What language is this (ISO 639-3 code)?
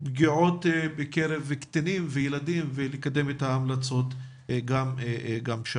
heb